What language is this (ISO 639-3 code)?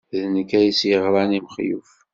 kab